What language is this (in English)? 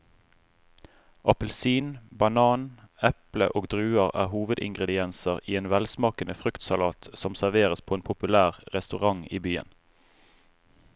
Norwegian